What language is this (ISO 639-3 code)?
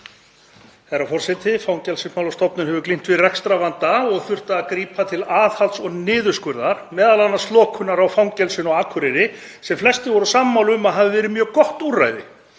isl